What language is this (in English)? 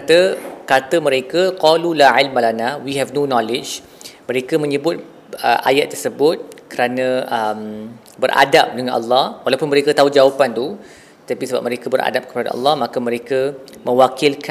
Malay